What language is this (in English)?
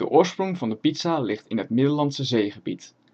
Dutch